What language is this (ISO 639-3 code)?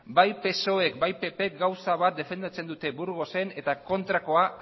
eus